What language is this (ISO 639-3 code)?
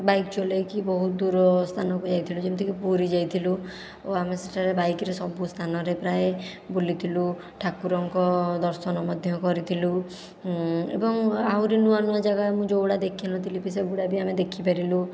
ori